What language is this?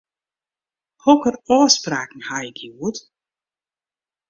Western Frisian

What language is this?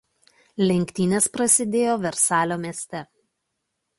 Lithuanian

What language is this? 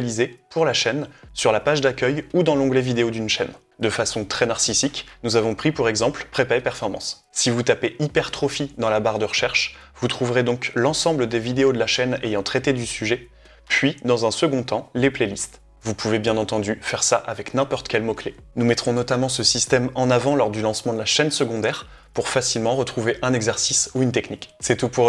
French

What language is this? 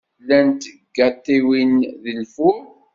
Kabyle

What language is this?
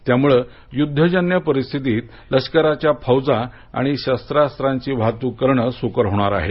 Marathi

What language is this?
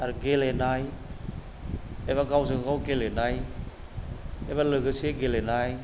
Bodo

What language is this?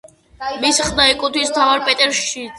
Georgian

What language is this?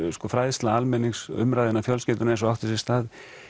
Icelandic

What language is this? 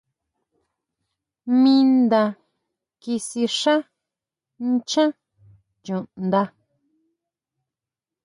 Huautla Mazatec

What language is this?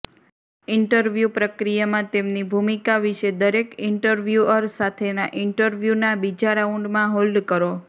Gujarati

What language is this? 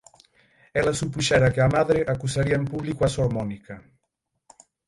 Galician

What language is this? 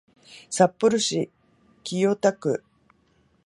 Japanese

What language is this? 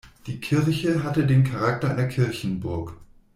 German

